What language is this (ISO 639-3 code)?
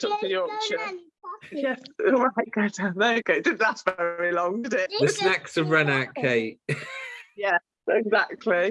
eng